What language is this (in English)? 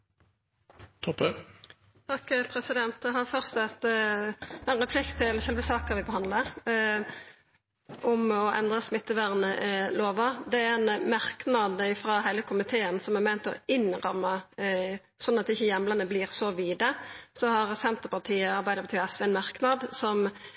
Norwegian Nynorsk